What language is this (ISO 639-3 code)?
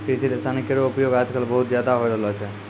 mai